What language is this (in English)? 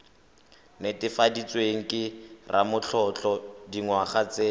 Tswana